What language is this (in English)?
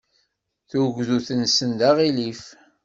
Kabyle